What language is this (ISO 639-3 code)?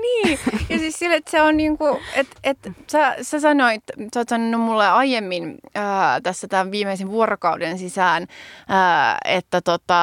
fin